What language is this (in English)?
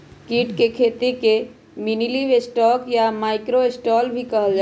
Magahi